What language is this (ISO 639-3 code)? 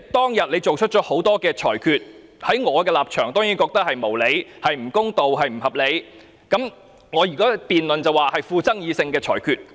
yue